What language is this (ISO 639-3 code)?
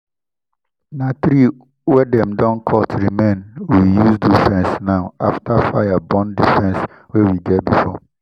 pcm